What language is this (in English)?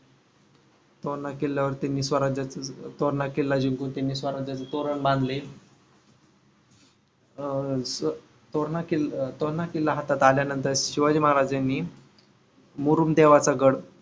Marathi